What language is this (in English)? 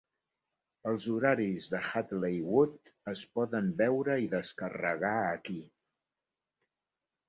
Catalan